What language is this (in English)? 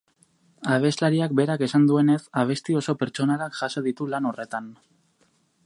Basque